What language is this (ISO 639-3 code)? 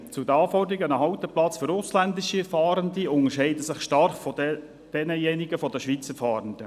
gsw